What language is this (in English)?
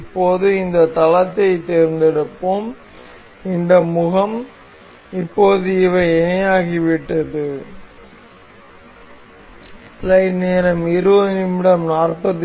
Tamil